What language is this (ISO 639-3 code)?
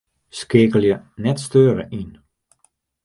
fry